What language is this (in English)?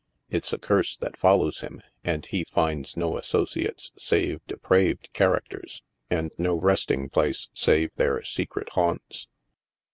English